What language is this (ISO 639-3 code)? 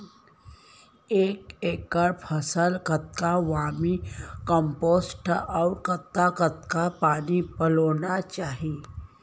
hne